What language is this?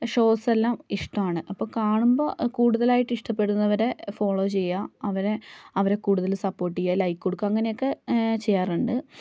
Malayalam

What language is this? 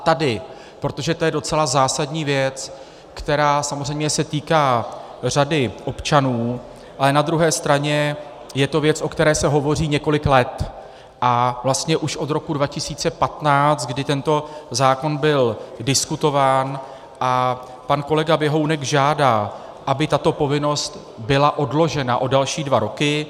Czech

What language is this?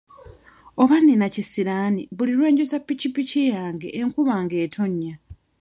Ganda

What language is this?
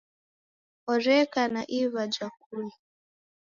Taita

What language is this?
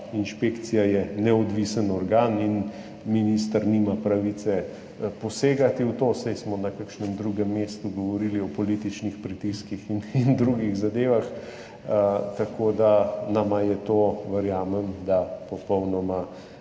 Slovenian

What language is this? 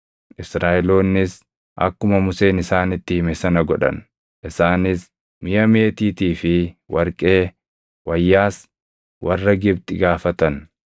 Oromo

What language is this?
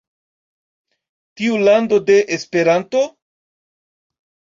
Esperanto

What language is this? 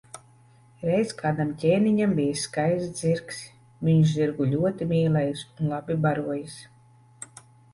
Latvian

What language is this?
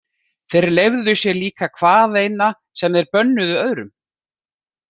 Icelandic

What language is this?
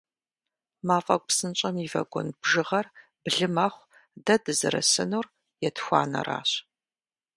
Kabardian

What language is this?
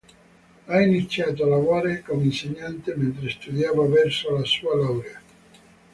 Italian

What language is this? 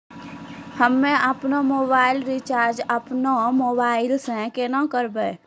Maithili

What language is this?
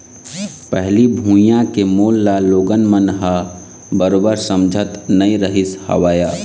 Chhattisgarhi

